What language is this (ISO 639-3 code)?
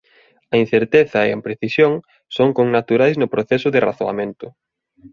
glg